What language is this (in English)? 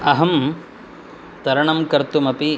Sanskrit